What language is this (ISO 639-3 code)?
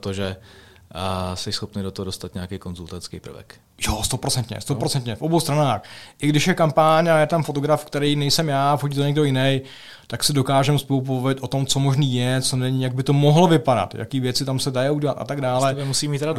ces